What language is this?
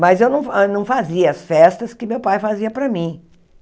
Portuguese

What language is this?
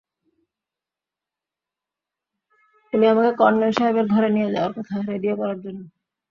Bangla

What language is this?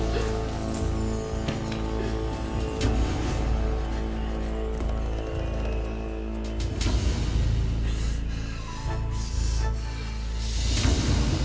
Indonesian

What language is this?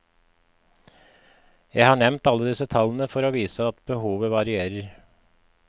Norwegian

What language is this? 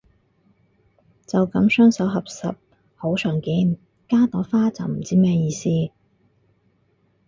Cantonese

